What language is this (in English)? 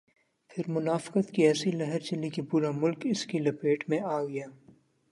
Urdu